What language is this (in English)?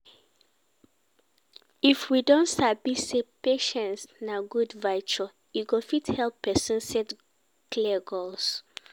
Nigerian Pidgin